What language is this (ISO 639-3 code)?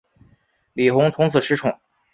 zho